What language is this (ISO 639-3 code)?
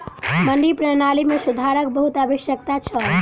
mai